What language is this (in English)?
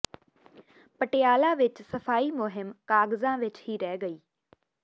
Punjabi